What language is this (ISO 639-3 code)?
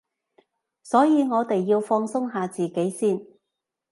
yue